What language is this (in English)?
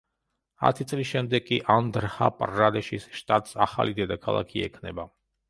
Georgian